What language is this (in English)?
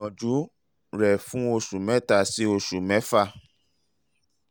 Yoruba